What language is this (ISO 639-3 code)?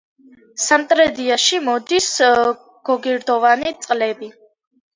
kat